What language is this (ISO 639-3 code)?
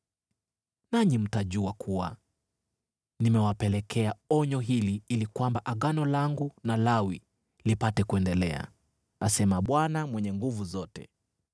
swa